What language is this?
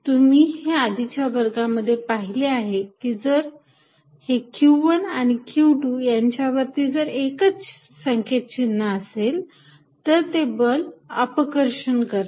Marathi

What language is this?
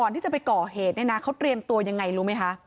Thai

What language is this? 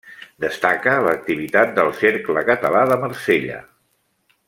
Catalan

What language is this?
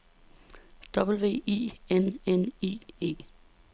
Danish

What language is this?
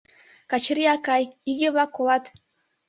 Mari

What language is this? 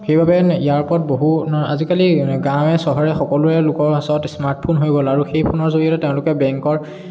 Assamese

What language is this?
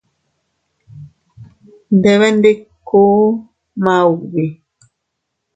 Teutila Cuicatec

